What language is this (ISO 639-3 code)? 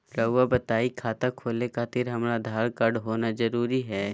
mag